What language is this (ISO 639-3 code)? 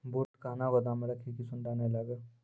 mai